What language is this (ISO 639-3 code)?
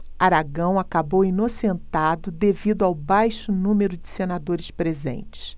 por